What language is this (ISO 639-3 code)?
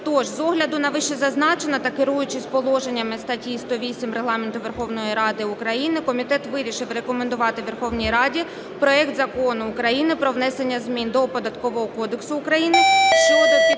ukr